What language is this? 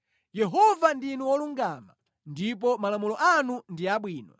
Nyanja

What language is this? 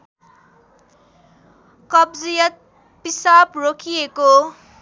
Nepali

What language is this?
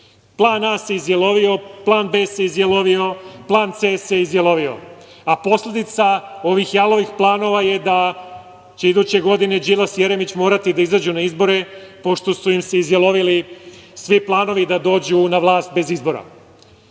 Serbian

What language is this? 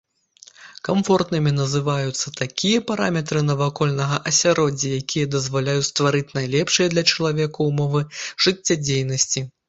Belarusian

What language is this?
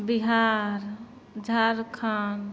Maithili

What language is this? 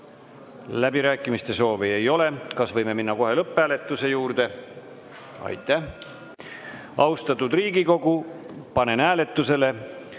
Estonian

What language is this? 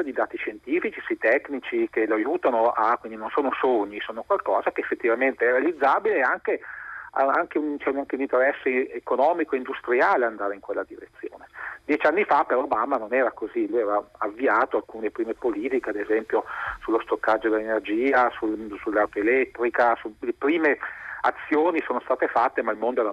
Italian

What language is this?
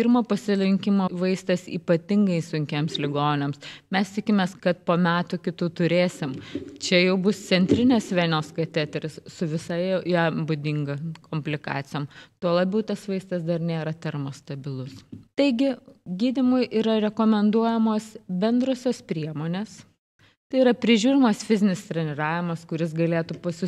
Lithuanian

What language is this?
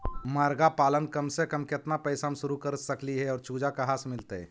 Magahi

